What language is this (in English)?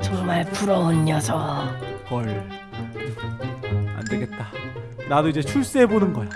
Korean